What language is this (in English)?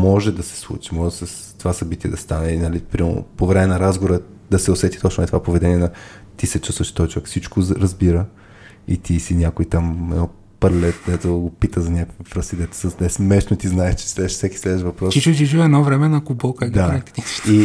Bulgarian